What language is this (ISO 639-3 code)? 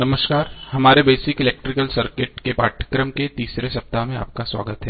hin